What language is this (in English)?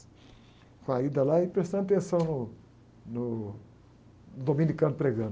Portuguese